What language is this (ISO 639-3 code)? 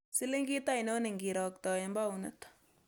kln